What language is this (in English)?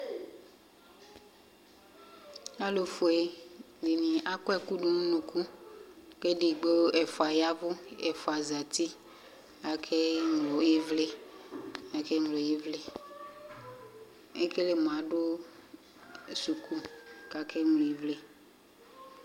Ikposo